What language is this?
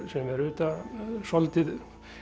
Icelandic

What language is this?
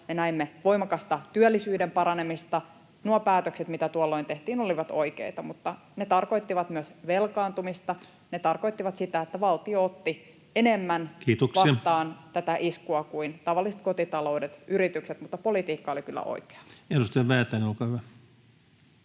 Finnish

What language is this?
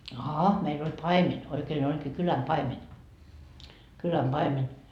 Finnish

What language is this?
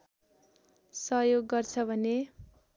Nepali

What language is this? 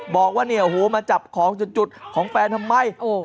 Thai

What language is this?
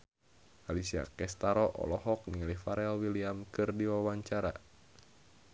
Sundanese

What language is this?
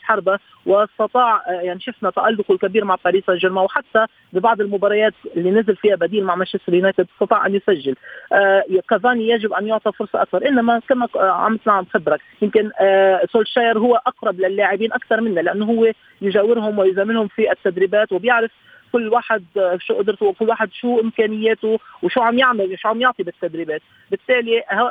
Arabic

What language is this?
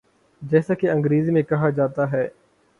Urdu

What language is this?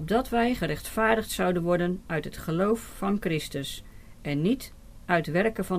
Dutch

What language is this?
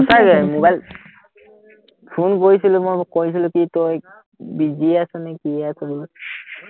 Assamese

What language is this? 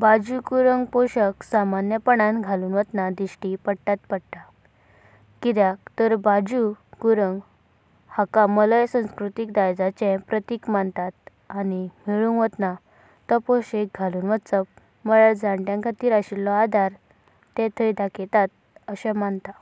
Konkani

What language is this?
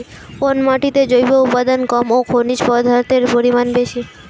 Bangla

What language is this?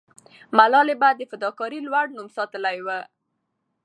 Pashto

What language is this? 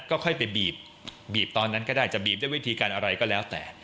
Thai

